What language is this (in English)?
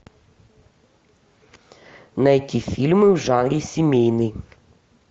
Russian